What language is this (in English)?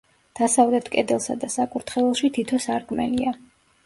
Georgian